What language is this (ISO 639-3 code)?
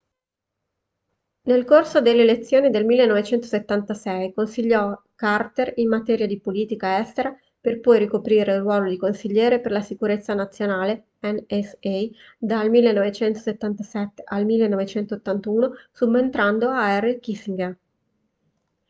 ita